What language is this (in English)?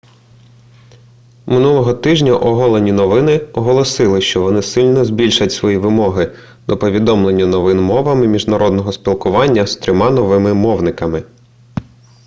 Ukrainian